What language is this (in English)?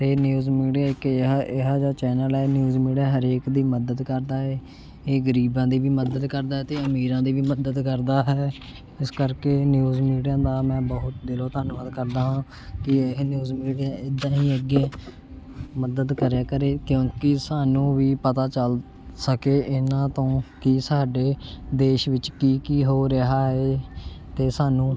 Punjabi